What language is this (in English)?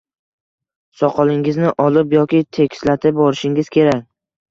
Uzbek